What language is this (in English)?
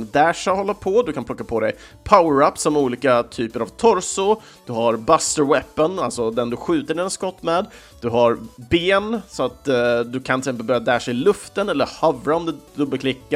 Swedish